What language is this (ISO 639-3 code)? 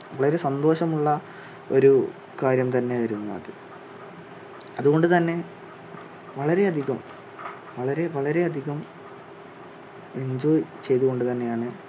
mal